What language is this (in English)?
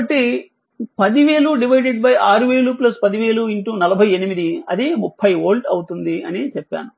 Telugu